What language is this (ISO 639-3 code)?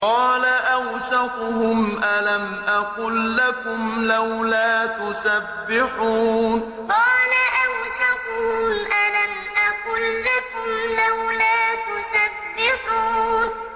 ara